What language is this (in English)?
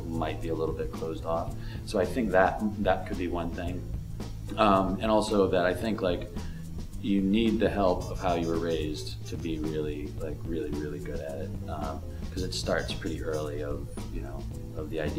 English